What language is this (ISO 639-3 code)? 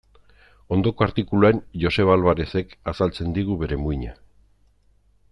eus